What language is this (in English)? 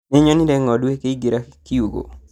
Kikuyu